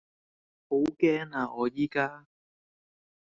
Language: Cantonese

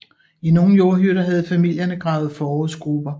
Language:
Danish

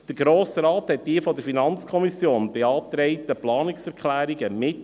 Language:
Swiss German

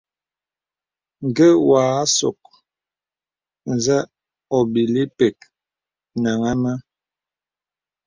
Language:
Bebele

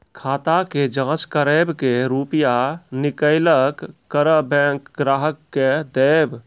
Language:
Maithili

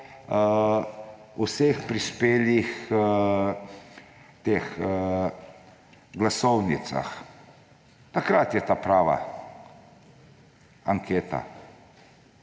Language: Slovenian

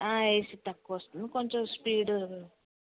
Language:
Telugu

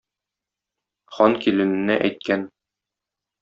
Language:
Tatar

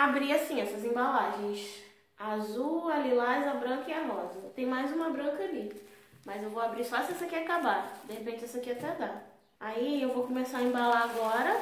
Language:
Portuguese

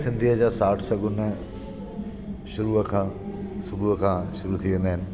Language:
Sindhi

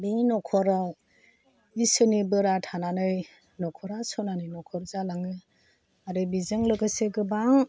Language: Bodo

